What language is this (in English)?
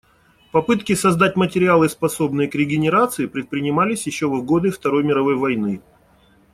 Russian